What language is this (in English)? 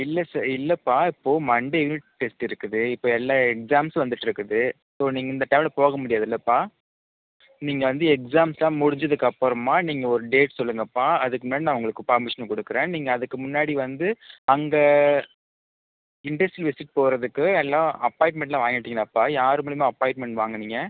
Tamil